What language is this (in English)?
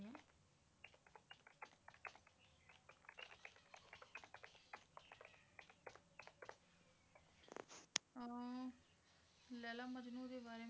Punjabi